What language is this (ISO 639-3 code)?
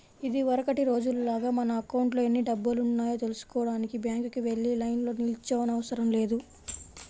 tel